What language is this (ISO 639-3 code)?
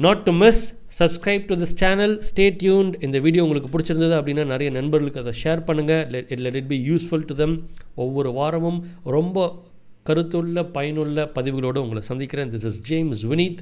tam